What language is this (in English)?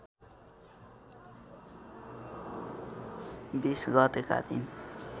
Nepali